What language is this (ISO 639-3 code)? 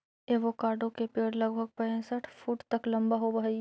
mag